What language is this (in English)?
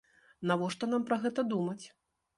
Belarusian